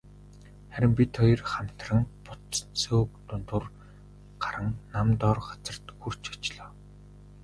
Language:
Mongolian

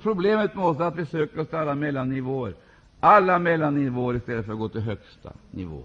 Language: Swedish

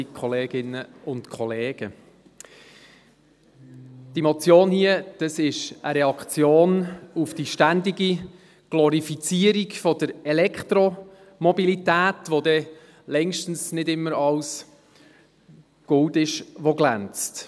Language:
Swiss German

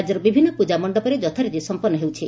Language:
Odia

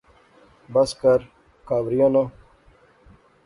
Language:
Pahari-Potwari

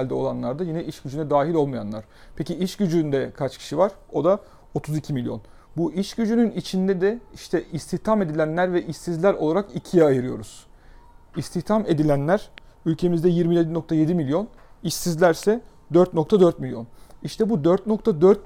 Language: Turkish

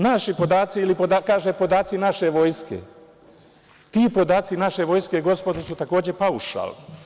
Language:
Serbian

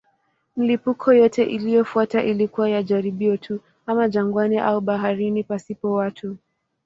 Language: Swahili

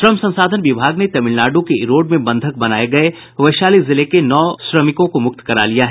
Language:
Hindi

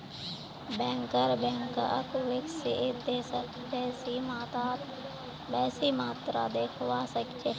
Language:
Magahi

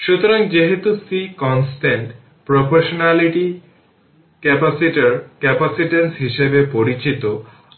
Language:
Bangla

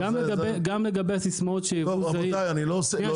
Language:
Hebrew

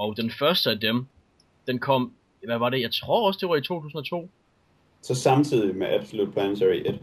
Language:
Danish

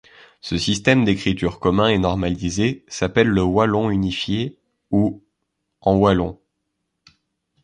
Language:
French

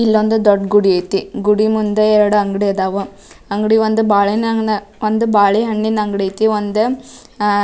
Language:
Kannada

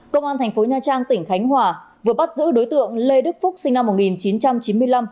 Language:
Vietnamese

